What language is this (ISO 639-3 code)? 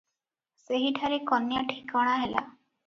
ori